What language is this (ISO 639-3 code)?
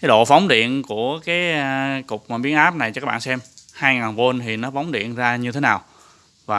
vie